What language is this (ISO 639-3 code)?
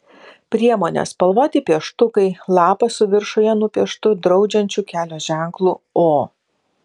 lit